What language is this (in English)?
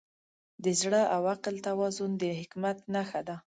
Pashto